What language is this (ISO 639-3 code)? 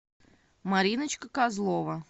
rus